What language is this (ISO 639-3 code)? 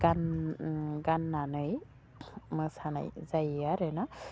brx